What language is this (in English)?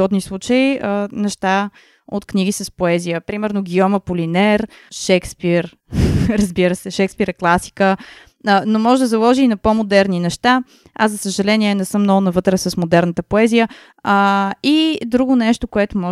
Bulgarian